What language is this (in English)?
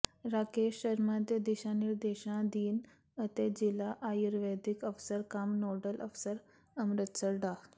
Punjabi